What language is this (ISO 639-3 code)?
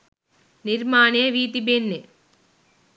sin